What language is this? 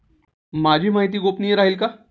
Marathi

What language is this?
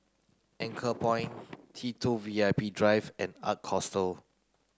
English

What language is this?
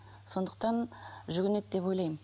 Kazakh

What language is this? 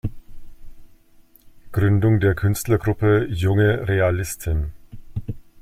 German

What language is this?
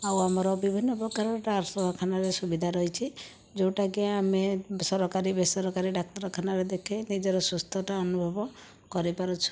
Odia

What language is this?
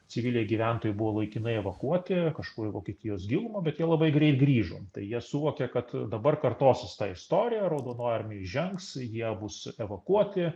Lithuanian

